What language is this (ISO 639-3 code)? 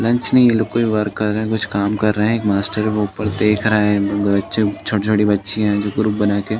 hin